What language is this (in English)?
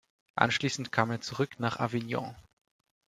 German